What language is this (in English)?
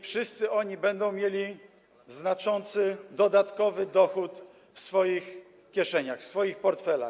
Polish